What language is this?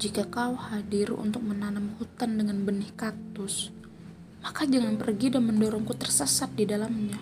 Indonesian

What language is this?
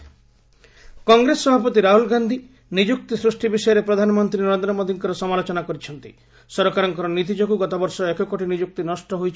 Odia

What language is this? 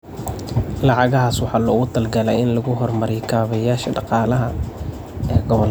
Somali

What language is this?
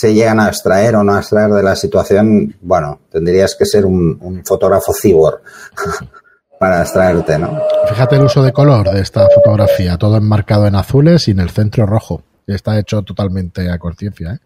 Spanish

